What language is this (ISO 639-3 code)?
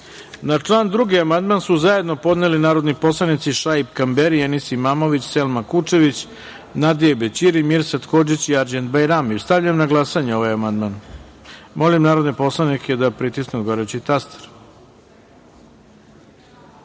srp